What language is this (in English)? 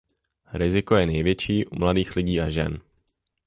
Czech